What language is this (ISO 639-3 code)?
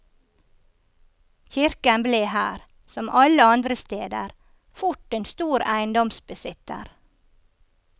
nor